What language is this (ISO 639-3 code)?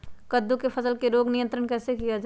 mag